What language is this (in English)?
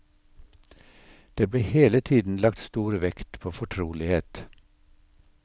Norwegian